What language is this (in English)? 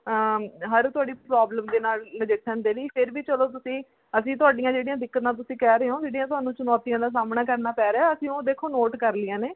Punjabi